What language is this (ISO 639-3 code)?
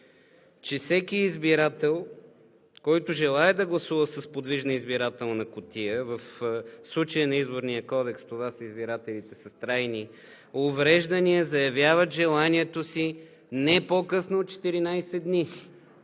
bul